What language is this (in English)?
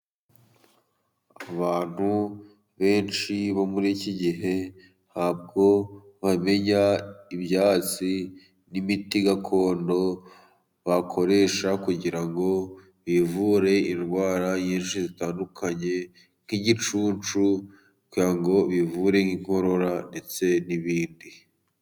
Kinyarwanda